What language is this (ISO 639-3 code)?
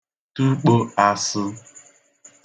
ibo